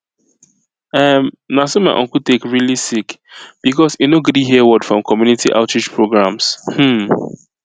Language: Nigerian Pidgin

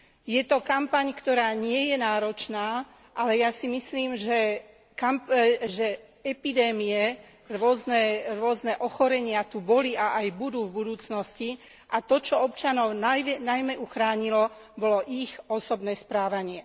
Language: Slovak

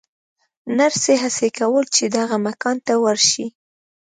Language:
Pashto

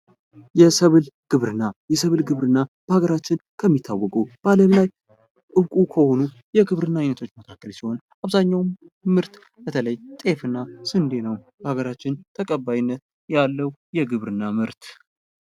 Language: Amharic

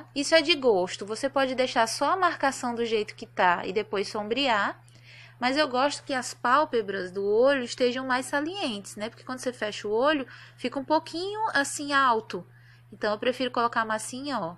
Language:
Portuguese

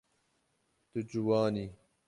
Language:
Kurdish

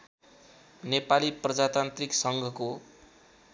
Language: Nepali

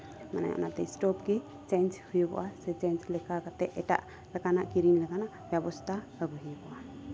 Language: Santali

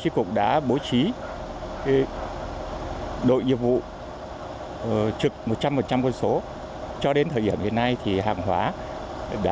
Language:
Vietnamese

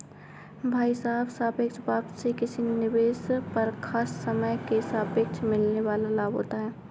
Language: Hindi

